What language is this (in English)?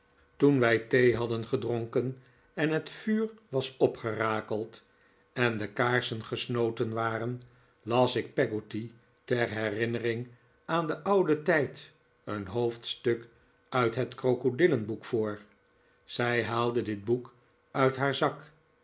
Dutch